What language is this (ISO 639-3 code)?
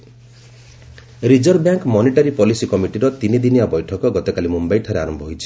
ori